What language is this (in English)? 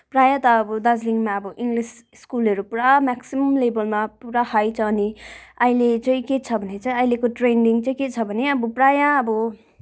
Nepali